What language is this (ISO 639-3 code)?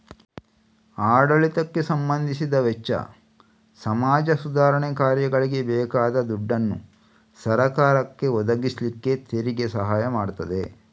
kan